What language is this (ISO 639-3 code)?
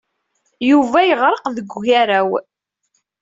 kab